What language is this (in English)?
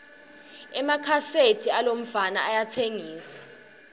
Swati